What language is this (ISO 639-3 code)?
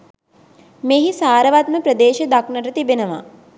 sin